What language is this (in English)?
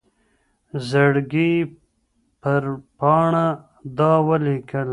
Pashto